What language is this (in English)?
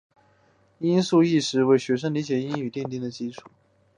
Chinese